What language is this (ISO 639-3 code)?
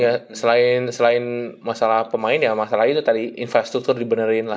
ind